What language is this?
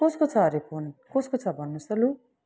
Nepali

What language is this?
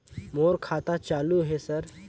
Chhattisgarhi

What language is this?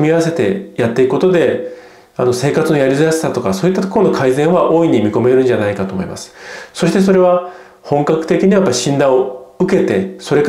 Japanese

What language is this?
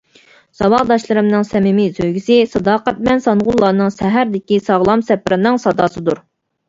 Uyghur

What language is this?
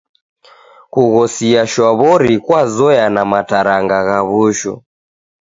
Taita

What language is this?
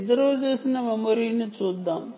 Telugu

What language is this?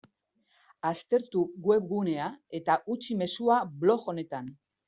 Basque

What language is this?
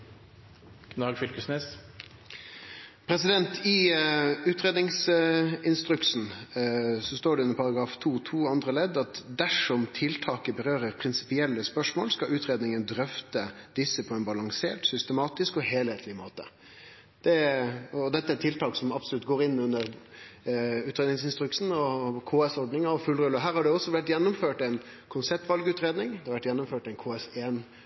Norwegian Nynorsk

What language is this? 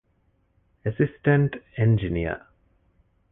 Divehi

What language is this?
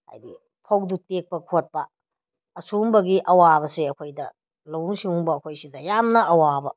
Manipuri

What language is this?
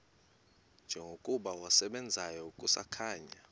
Xhosa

